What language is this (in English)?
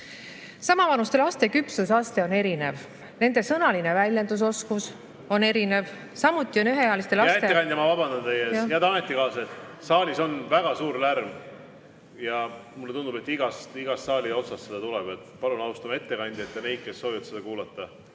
Estonian